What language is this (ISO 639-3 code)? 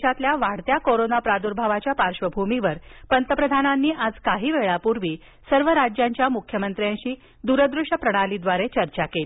mar